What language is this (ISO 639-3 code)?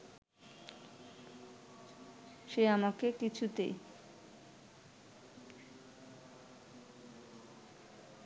ben